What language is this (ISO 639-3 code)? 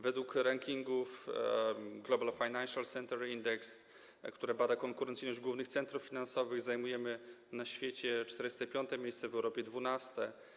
pol